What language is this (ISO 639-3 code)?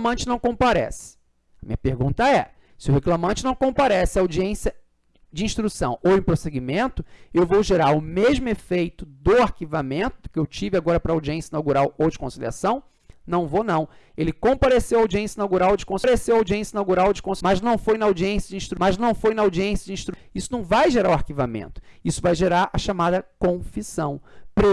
por